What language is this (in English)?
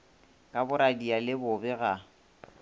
Northern Sotho